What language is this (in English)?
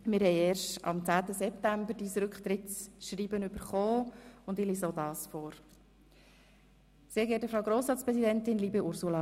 Swiss German